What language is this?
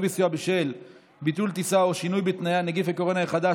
Hebrew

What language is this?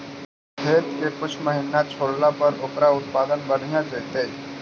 Magahi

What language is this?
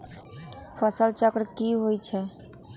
Magahi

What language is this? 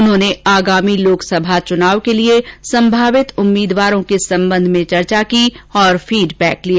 Hindi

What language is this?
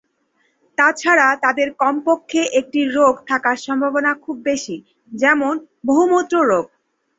Bangla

